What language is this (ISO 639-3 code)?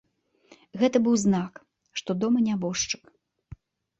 bel